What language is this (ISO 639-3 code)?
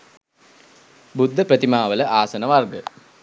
sin